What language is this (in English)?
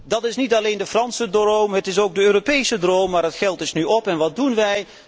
Dutch